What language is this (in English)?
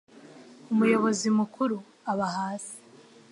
Kinyarwanda